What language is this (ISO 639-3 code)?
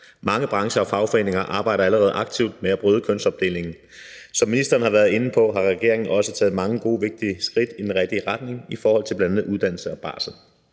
dan